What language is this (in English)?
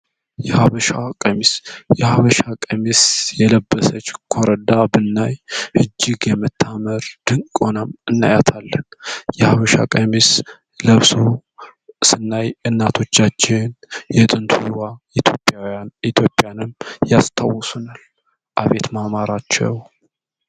Amharic